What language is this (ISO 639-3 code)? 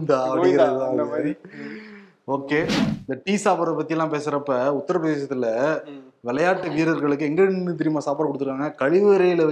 tam